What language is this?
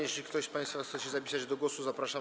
Polish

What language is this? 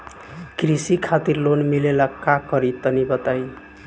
Bhojpuri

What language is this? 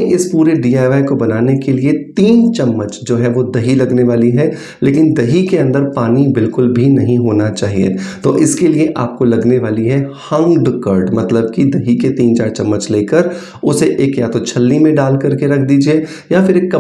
Hindi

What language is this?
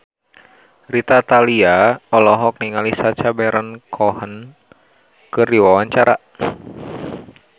Sundanese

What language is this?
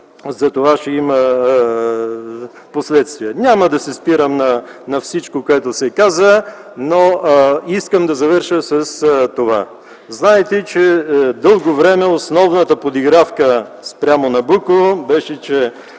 Bulgarian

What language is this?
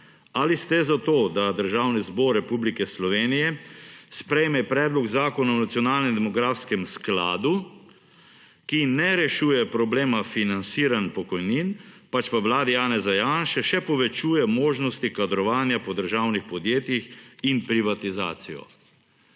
Slovenian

